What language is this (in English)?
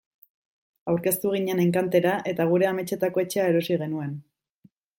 Basque